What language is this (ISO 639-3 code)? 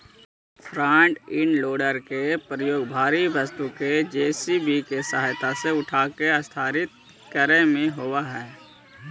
mag